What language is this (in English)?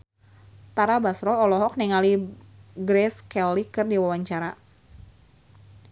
Sundanese